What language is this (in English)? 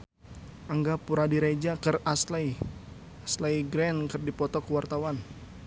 Sundanese